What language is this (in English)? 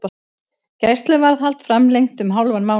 Icelandic